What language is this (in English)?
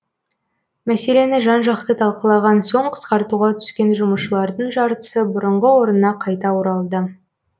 Kazakh